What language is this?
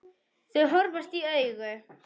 Icelandic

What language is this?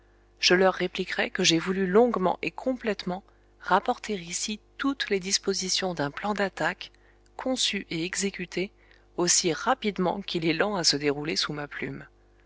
French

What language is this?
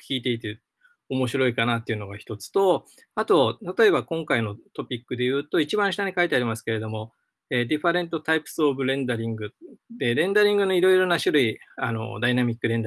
Japanese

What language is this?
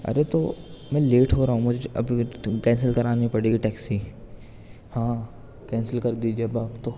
Urdu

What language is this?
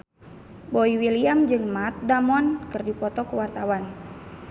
Sundanese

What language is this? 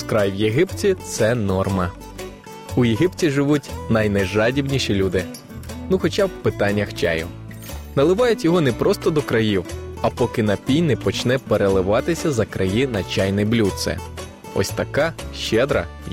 Ukrainian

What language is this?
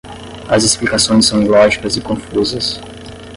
Portuguese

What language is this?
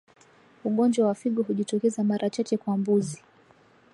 Swahili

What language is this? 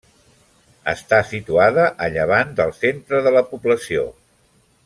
Catalan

